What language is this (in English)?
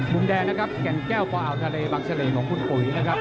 Thai